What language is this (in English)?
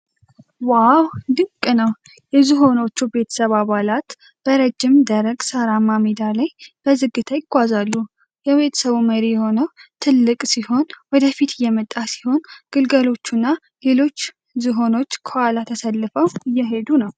Amharic